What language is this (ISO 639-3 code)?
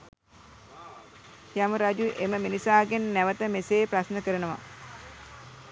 sin